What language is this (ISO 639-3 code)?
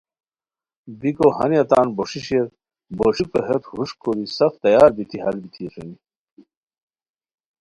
khw